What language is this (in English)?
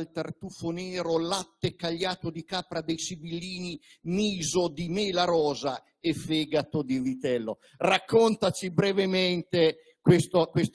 Italian